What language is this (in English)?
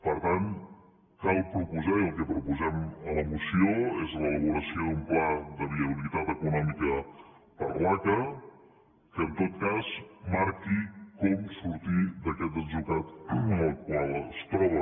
Catalan